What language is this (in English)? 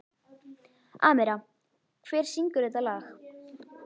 Icelandic